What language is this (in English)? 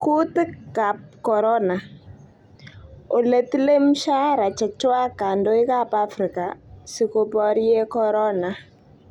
Kalenjin